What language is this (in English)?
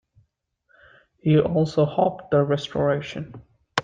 English